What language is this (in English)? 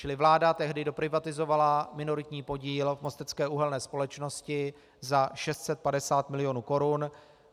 Czech